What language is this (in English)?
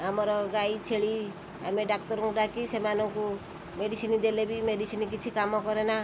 Odia